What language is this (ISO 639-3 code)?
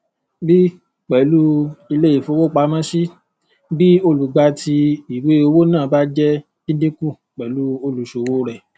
yor